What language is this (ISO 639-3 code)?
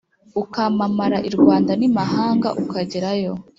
kin